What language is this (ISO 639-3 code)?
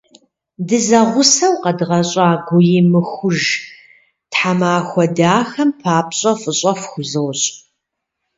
kbd